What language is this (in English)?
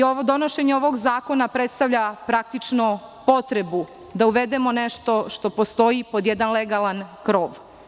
Serbian